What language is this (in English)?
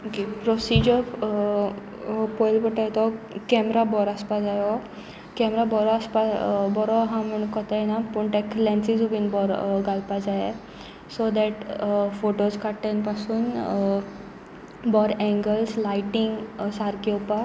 Konkani